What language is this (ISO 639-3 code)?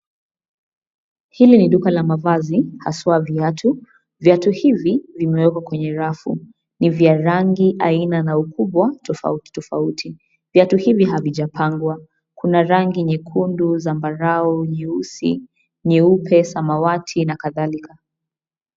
swa